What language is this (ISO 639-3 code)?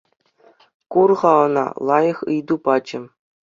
chv